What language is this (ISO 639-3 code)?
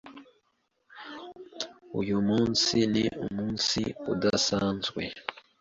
kin